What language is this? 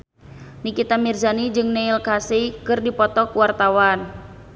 Sundanese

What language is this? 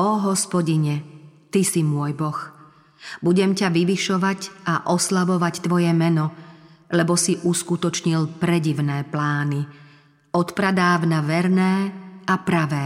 Slovak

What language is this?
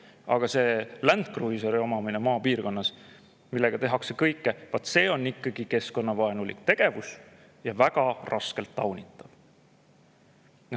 Estonian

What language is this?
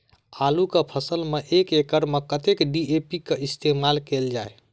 Maithili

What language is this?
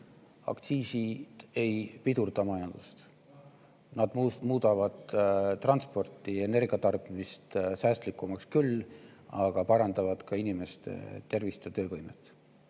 Estonian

